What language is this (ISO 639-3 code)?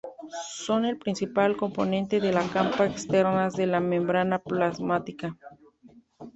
spa